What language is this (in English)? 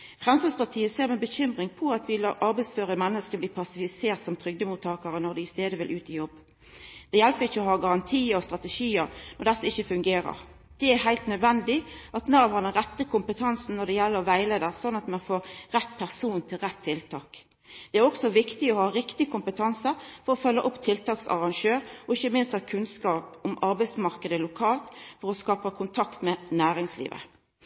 Norwegian Nynorsk